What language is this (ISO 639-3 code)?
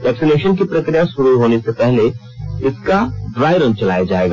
hin